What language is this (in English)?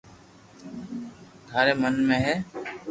Loarki